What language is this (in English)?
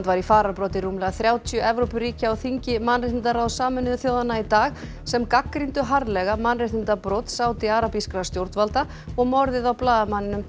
Icelandic